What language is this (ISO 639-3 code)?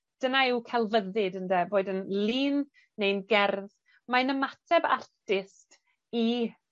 cym